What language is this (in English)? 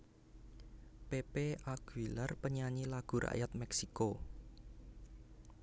Javanese